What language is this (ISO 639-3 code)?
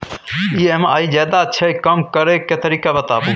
mai